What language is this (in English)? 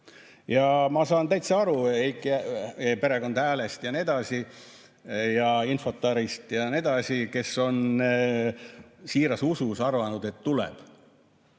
Estonian